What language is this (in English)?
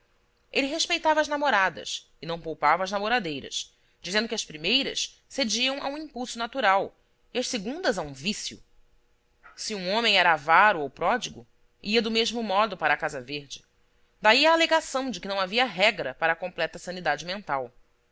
Portuguese